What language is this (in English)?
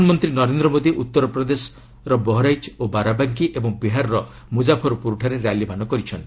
Odia